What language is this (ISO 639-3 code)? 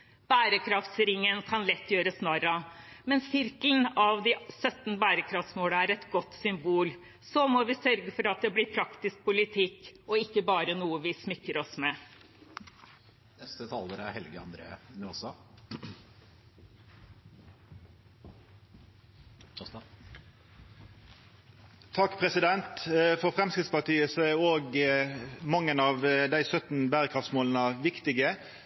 nor